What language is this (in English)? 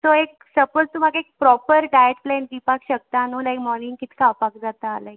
Konkani